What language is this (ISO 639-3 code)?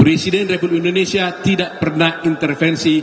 ind